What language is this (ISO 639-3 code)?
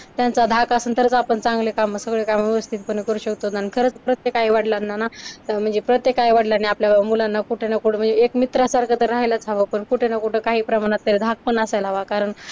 mar